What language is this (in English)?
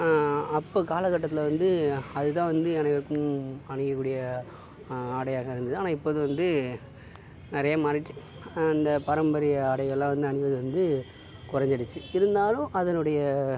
Tamil